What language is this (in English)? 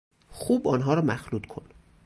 Persian